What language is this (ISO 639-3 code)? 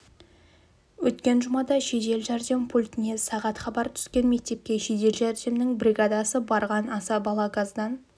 kaz